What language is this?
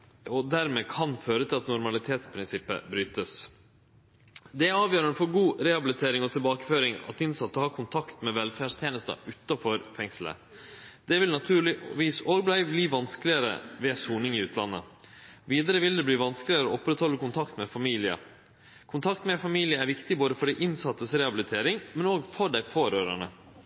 Norwegian Nynorsk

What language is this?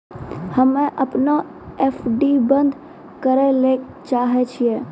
Maithili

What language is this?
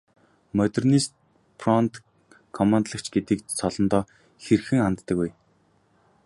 Mongolian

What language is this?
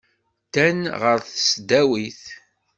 Kabyle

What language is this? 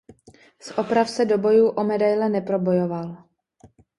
Czech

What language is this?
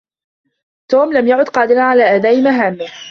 Arabic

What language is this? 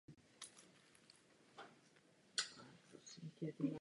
Czech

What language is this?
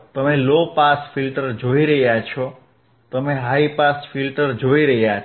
Gujarati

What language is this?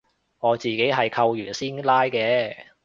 Cantonese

